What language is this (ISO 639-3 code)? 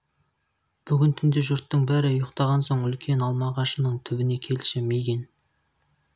kaz